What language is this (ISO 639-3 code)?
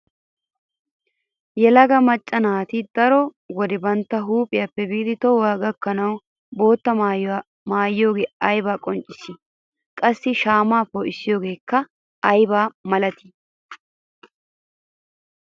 wal